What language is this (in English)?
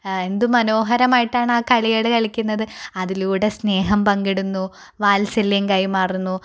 Malayalam